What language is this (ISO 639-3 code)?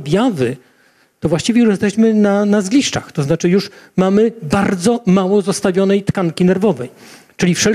pol